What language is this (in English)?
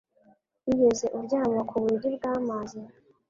Kinyarwanda